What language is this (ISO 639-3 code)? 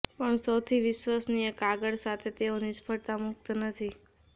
guj